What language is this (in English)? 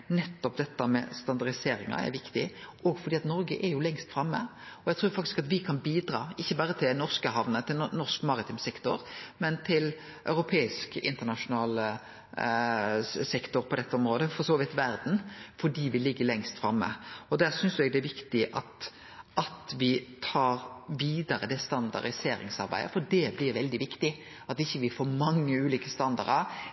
Norwegian Nynorsk